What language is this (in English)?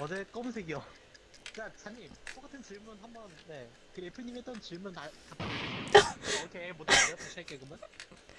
Korean